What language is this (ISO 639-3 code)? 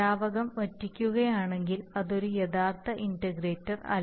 mal